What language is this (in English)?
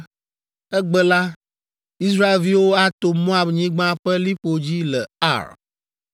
Ewe